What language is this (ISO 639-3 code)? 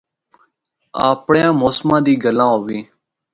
hno